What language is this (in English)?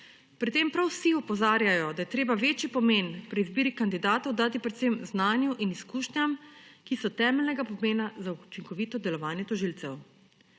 Slovenian